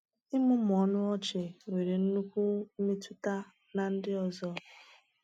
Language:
Igbo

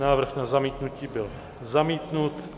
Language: Czech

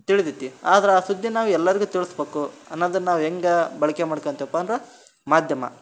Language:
Kannada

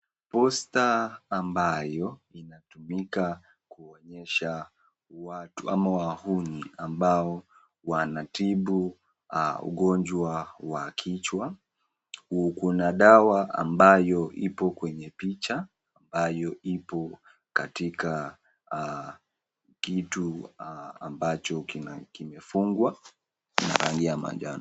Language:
Swahili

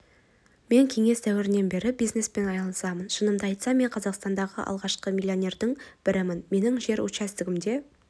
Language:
Kazakh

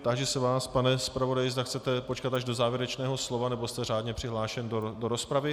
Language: Czech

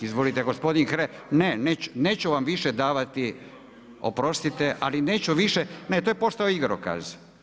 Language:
Croatian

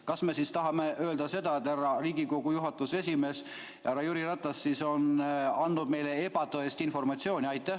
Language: Estonian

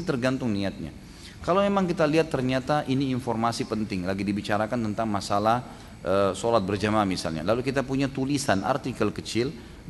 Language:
Indonesian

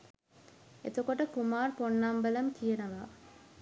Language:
Sinhala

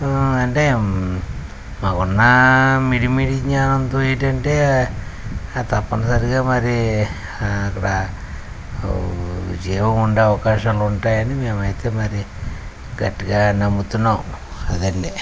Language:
Telugu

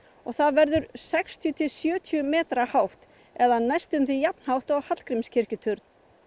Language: Icelandic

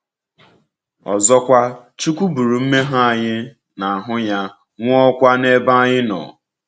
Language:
Igbo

